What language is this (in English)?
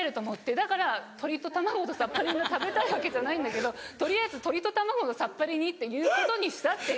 Japanese